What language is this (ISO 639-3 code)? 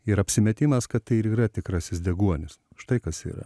lit